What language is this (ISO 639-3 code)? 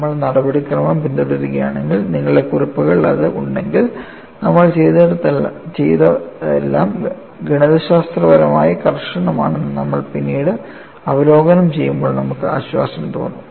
mal